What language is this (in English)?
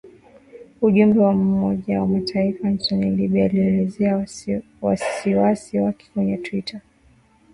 Swahili